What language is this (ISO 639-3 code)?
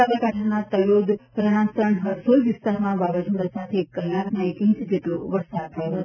guj